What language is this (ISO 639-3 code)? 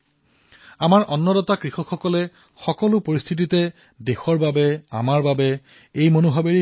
asm